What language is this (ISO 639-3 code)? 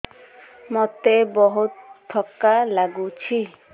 ori